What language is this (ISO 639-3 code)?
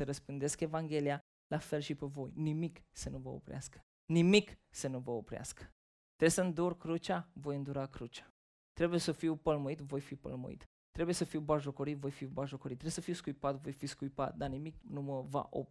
ron